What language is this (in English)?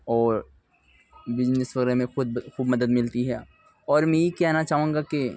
Urdu